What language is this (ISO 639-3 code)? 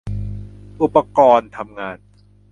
tha